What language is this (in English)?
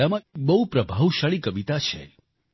Gujarati